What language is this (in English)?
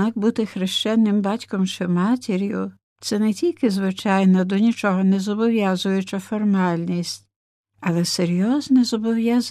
Ukrainian